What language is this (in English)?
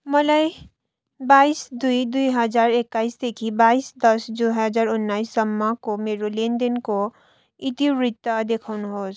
Nepali